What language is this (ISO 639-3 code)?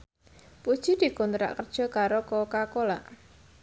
jav